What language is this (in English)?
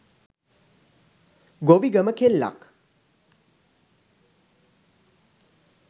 Sinhala